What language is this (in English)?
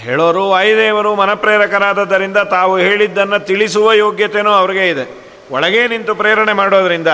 Kannada